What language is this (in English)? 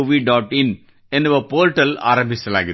Kannada